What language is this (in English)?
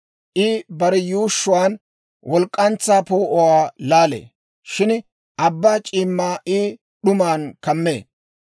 Dawro